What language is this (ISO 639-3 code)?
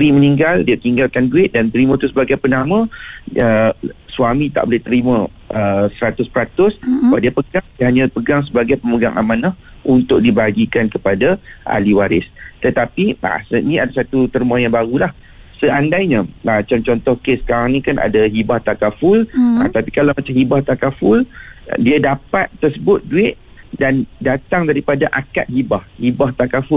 msa